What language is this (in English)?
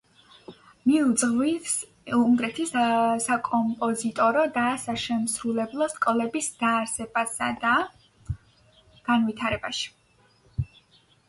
Georgian